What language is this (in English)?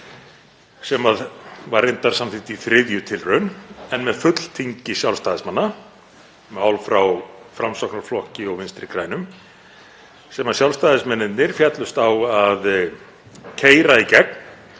Icelandic